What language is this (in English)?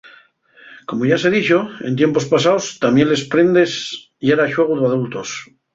Asturian